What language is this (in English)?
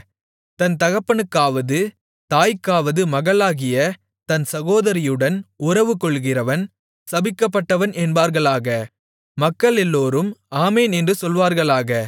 Tamil